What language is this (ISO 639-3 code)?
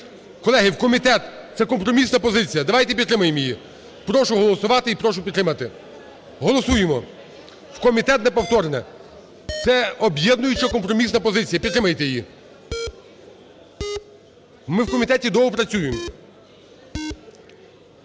ukr